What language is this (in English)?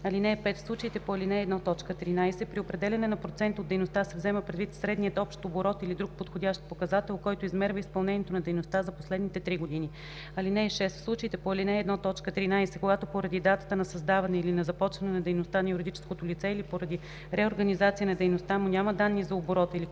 Bulgarian